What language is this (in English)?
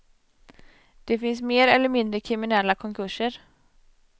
Swedish